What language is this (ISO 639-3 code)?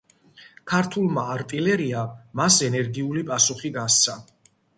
kat